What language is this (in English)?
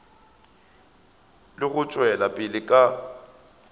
Northern Sotho